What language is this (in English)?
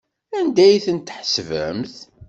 Kabyle